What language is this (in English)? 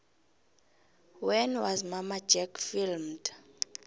South Ndebele